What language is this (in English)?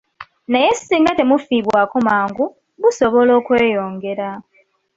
Ganda